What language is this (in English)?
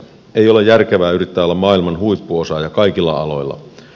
Finnish